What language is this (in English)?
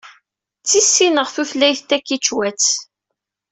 Kabyle